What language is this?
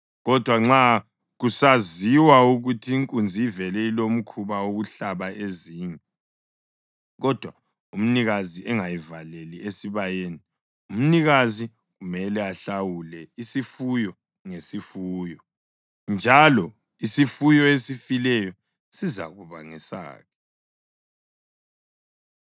North Ndebele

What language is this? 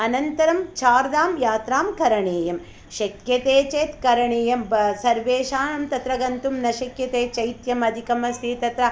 Sanskrit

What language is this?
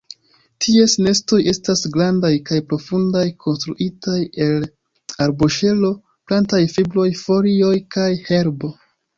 Esperanto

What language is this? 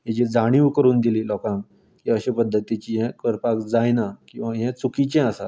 Konkani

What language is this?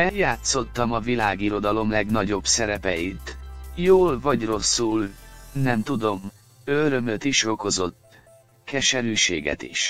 Hungarian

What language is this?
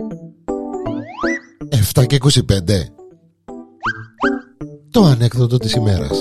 Greek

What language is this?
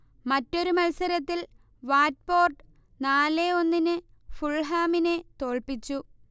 Malayalam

